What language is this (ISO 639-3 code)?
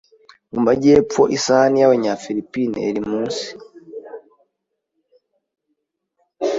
kin